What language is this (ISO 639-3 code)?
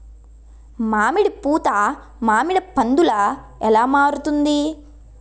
tel